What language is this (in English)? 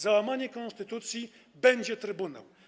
Polish